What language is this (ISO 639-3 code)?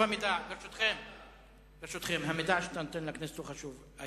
heb